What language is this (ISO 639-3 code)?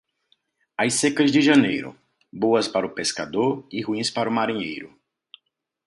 por